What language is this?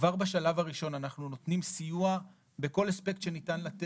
Hebrew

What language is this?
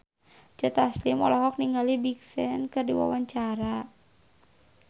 Sundanese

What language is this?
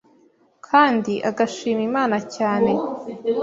Kinyarwanda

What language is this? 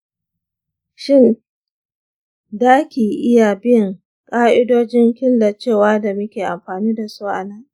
Hausa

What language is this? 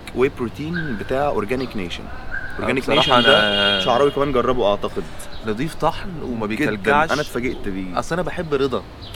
Arabic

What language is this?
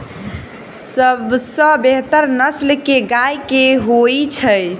Maithili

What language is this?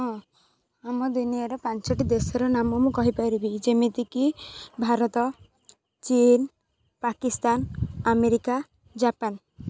Odia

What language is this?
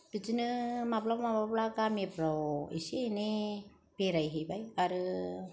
Bodo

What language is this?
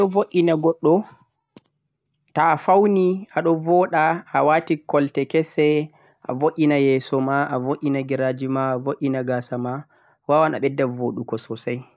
Central-Eastern Niger Fulfulde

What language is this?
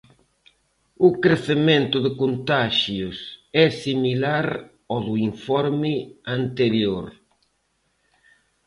Galician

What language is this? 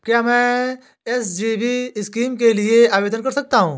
Hindi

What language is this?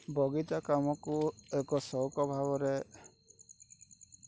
Odia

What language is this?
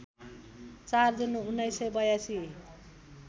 Nepali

